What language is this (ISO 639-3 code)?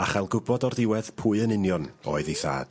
cym